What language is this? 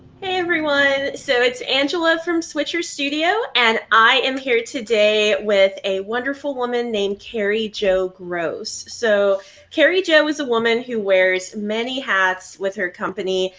English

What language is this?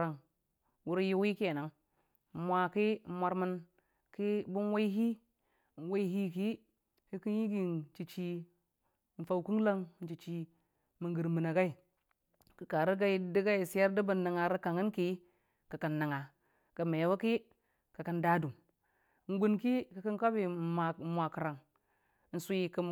Dijim-Bwilim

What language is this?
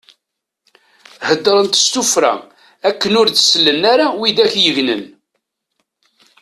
Kabyle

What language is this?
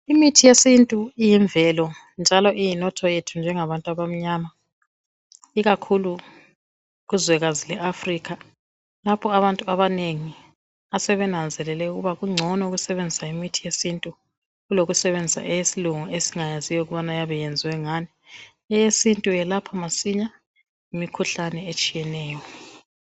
North Ndebele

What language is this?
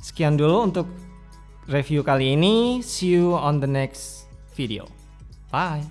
Indonesian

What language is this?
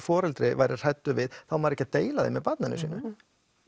Icelandic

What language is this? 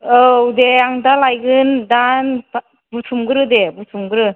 Bodo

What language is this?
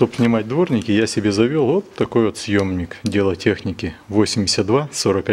Russian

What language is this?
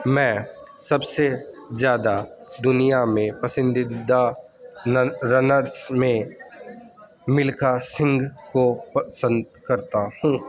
Urdu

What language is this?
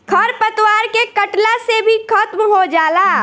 Bhojpuri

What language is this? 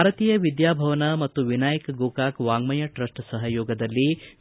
Kannada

